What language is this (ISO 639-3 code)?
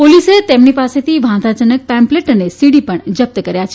guj